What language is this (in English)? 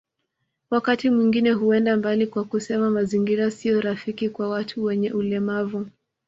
Swahili